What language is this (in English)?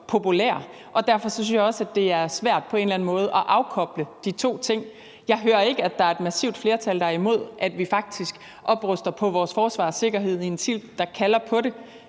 Danish